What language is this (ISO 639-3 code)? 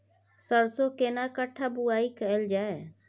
mai